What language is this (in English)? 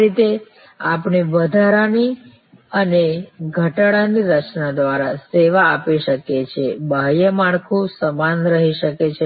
Gujarati